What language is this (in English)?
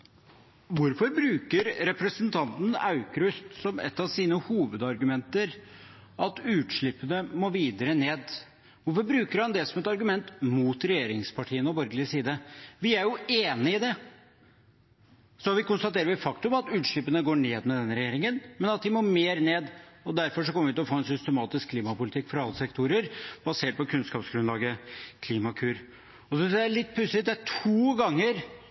Norwegian Bokmål